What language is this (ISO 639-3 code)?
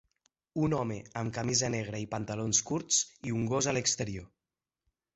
cat